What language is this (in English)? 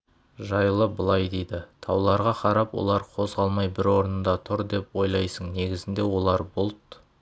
Kazakh